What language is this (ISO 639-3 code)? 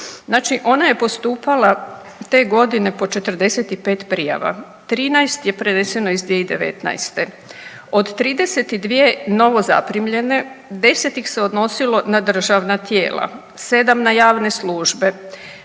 hrv